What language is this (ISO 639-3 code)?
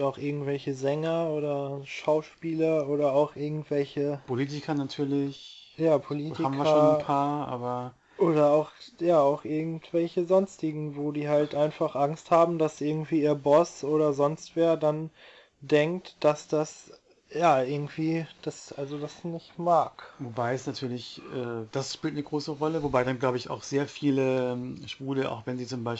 deu